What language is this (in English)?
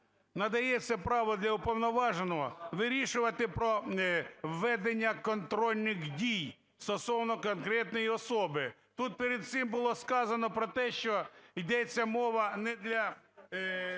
Ukrainian